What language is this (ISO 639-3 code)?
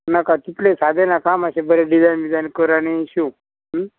kok